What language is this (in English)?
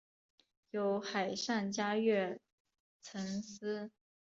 Chinese